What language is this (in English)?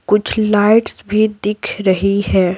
Hindi